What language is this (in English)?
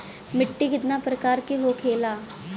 Bhojpuri